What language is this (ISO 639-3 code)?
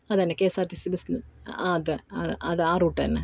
mal